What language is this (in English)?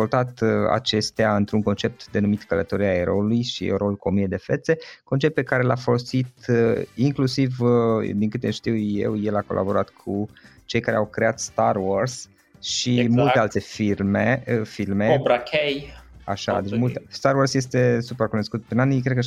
Romanian